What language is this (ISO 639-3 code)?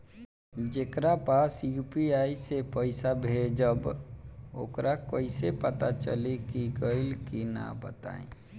bho